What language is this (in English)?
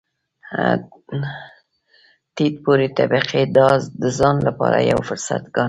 Pashto